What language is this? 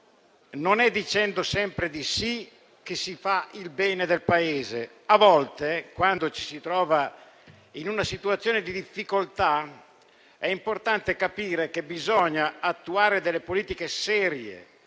Italian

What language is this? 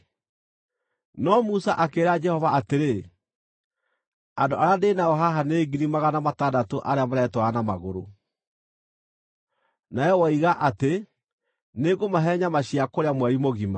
Kikuyu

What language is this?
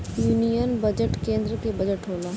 Bhojpuri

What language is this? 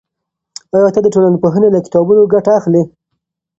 Pashto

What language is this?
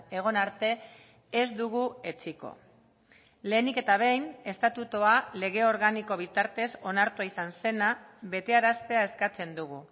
Basque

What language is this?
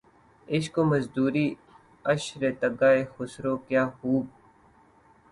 Urdu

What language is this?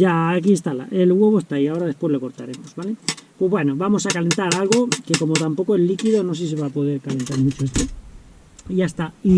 Spanish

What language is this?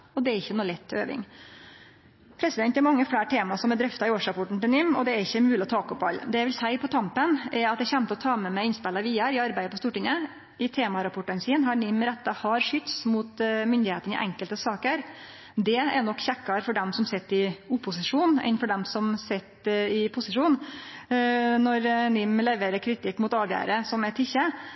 Norwegian Nynorsk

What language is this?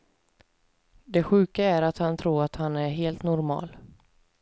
Swedish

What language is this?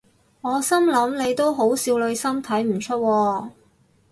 Cantonese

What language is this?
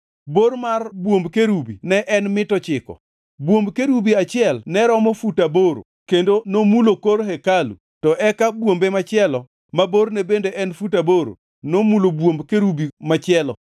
Luo (Kenya and Tanzania)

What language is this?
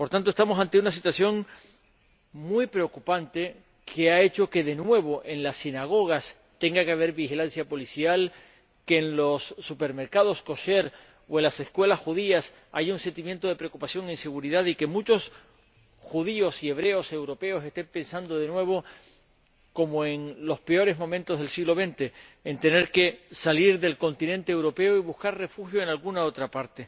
Spanish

